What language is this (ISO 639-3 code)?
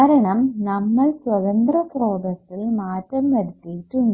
mal